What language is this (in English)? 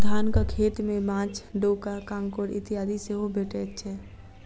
Maithili